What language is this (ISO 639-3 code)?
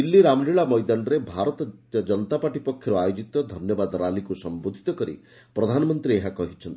ori